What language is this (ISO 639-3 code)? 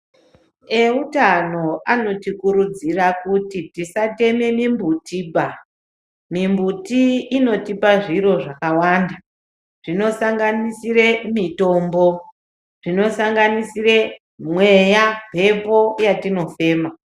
ndc